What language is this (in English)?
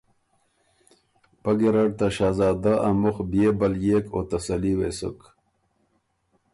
Ormuri